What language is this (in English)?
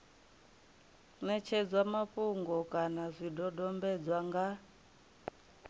Venda